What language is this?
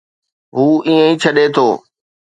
Sindhi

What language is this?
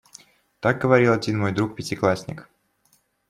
Russian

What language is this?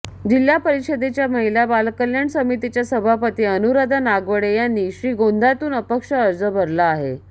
Marathi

